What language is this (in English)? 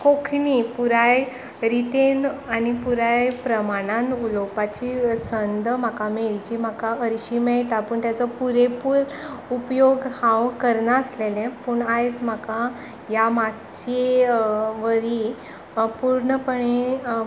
Konkani